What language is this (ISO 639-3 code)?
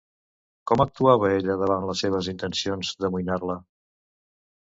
cat